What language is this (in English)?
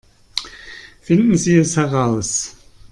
German